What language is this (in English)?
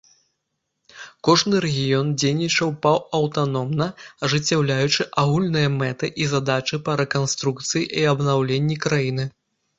Belarusian